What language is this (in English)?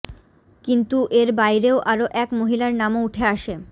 Bangla